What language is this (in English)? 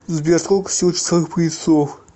Russian